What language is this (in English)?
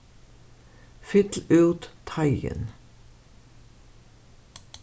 Faroese